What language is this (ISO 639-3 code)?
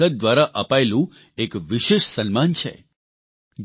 guj